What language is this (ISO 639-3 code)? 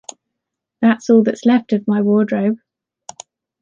eng